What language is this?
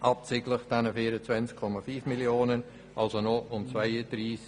Swiss German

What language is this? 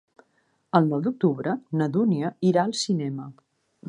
Catalan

